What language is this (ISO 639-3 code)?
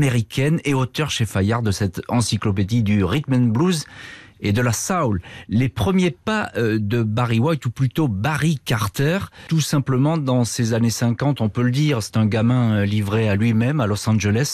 fra